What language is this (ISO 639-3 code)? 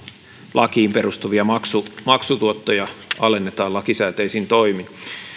fin